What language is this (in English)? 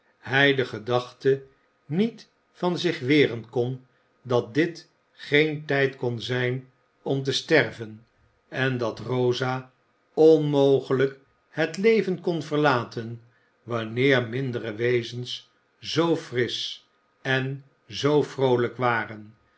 Dutch